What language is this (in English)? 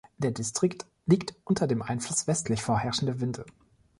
German